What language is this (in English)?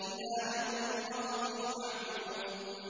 Arabic